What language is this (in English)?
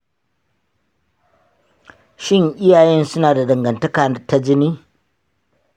Hausa